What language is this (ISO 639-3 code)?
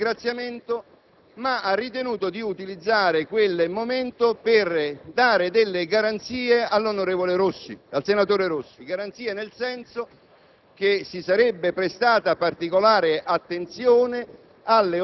ita